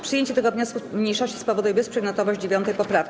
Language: Polish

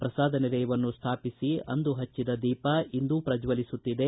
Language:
Kannada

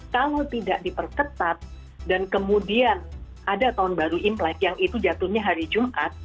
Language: Indonesian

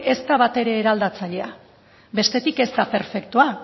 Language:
Basque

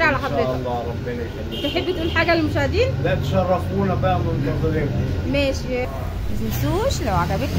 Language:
Arabic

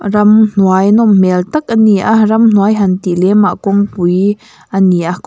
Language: Mizo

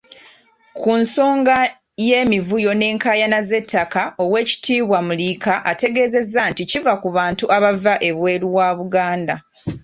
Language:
Ganda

